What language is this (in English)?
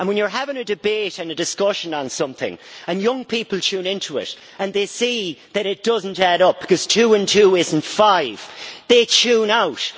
English